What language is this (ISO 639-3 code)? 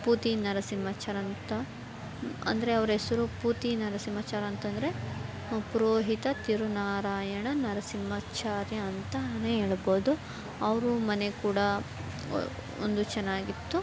kan